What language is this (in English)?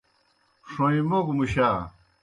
Kohistani Shina